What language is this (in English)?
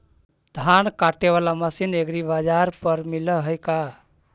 Magahi